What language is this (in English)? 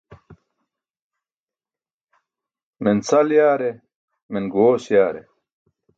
Burushaski